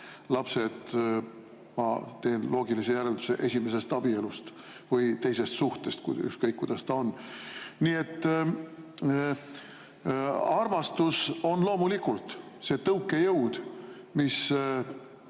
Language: Estonian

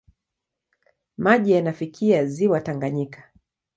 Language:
Swahili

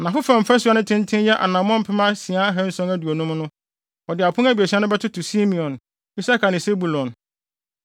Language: Akan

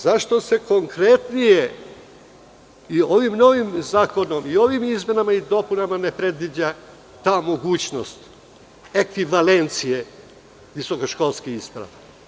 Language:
Serbian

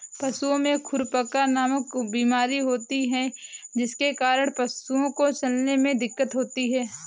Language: Hindi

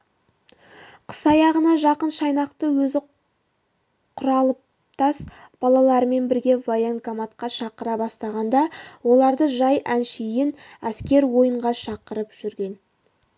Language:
Kazakh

